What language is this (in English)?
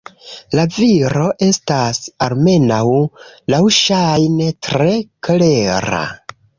Esperanto